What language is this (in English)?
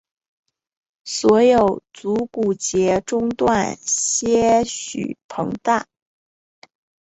Chinese